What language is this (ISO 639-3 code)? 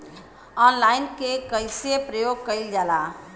bho